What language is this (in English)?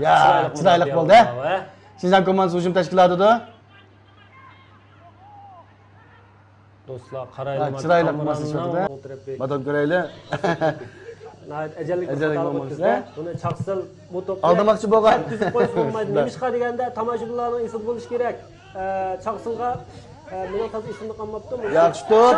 Turkish